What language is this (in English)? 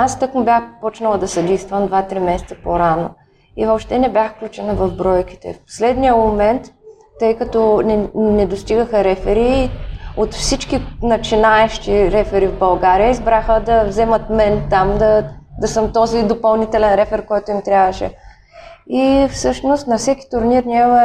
Bulgarian